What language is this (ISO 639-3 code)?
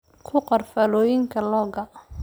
som